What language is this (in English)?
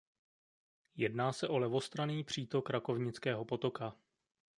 Czech